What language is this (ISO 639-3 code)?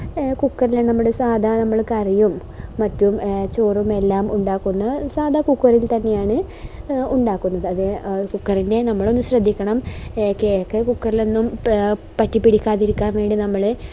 mal